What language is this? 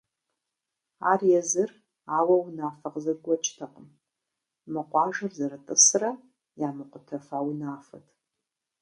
Kabardian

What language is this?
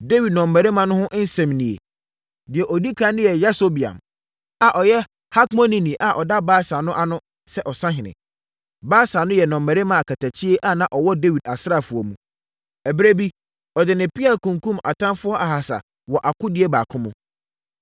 Akan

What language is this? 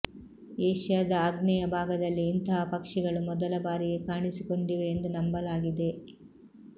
Kannada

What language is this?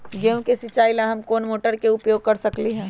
Magahi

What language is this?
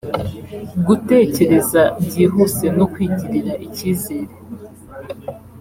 Kinyarwanda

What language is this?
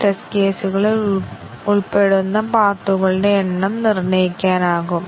Malayalam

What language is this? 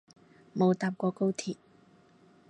Cantonese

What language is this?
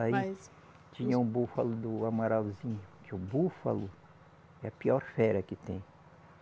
Portuguese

